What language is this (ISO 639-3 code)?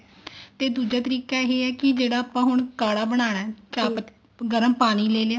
pan